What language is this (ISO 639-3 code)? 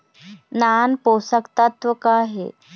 hne